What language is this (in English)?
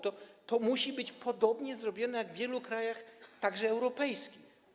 Polish